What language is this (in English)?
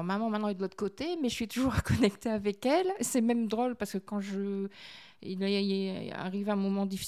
French